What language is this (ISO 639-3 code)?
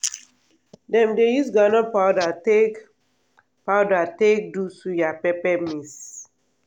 pcm